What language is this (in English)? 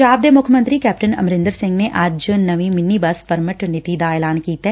Punjabi